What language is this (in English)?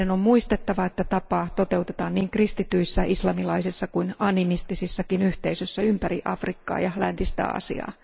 Finnish